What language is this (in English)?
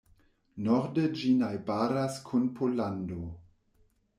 Esperanto